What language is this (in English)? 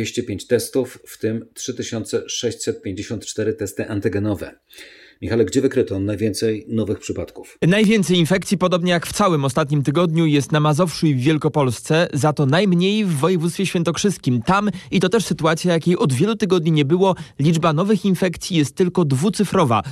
Polish